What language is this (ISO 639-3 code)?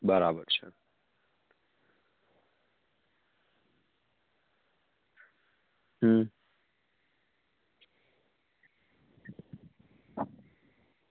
guj